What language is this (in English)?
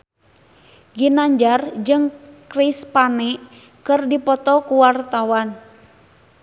Sundanese